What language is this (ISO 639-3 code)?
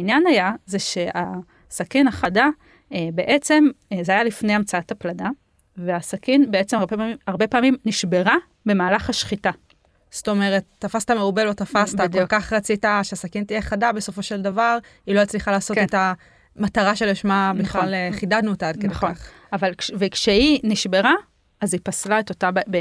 heb